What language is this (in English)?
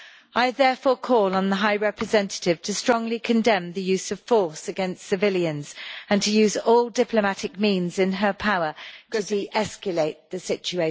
English